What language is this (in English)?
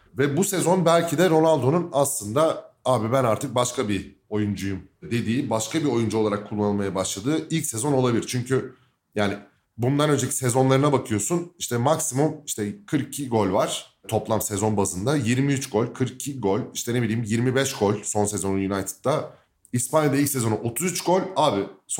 Turkish